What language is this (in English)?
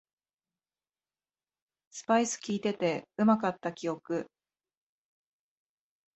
Japanese